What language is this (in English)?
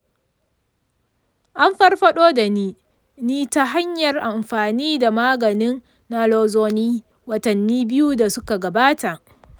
Hausa